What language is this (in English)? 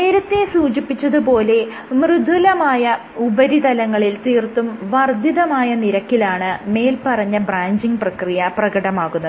Malayalam